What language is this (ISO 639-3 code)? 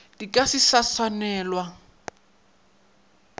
nso